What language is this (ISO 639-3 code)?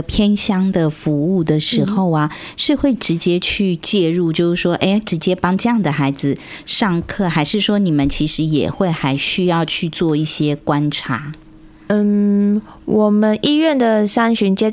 zho